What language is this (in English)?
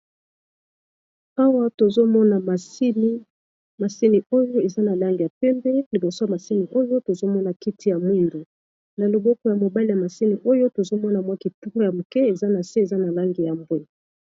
Lingala